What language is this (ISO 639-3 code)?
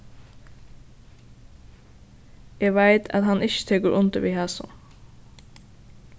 fao